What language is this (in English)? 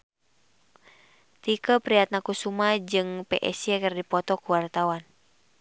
Sundanese